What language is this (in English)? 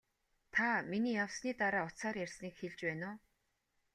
Mongolian